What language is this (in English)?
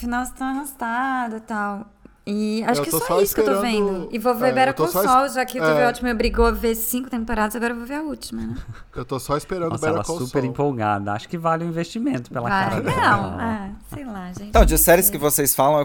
Portuguese